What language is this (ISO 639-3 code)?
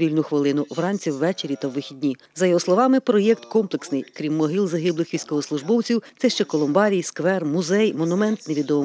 ukr